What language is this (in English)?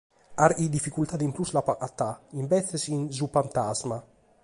Sardinian